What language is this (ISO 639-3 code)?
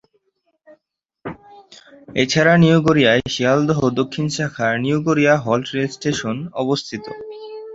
ben